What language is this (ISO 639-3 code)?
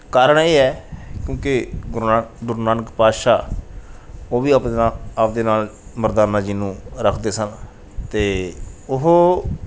pan